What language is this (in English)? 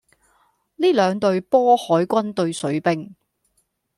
Cantonese